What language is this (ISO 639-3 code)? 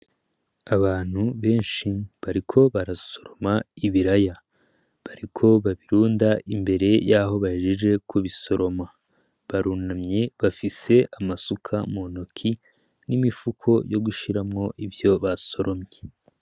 run